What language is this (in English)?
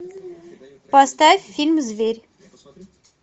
Russian